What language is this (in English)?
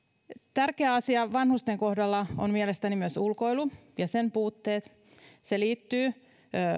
Finnish